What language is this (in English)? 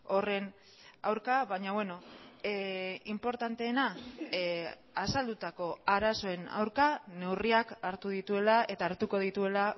Basque